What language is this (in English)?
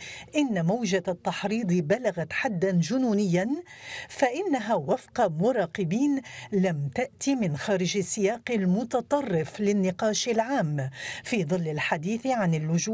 Arabic